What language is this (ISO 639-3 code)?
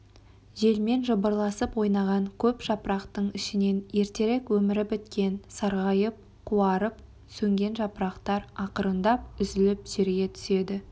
kaz